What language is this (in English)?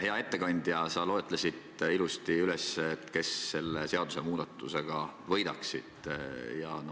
Estonian